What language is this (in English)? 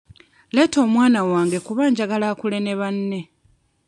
Ganda